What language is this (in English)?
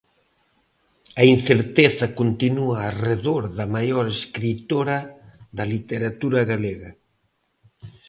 Galician